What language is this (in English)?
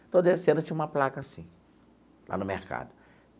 Portuguese